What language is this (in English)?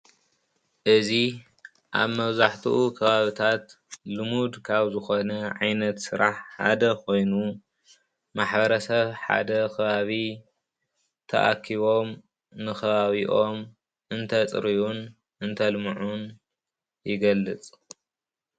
Tigrinya